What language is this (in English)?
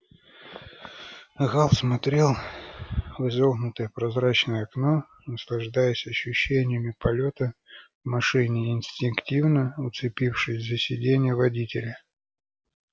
Russian